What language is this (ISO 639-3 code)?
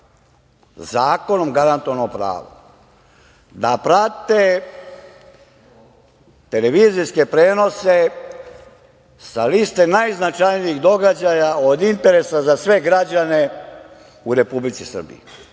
srp